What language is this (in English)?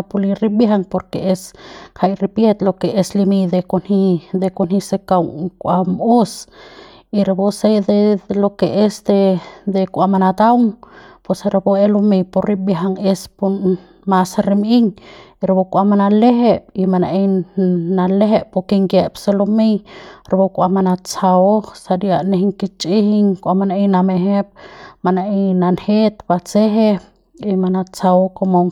Central Pame